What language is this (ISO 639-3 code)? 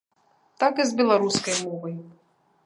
bel